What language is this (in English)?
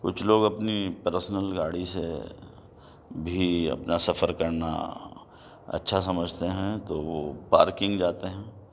Urdu